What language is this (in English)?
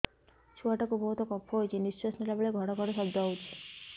Odia